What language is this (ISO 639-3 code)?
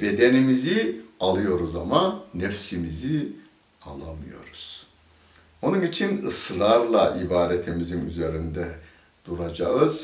tur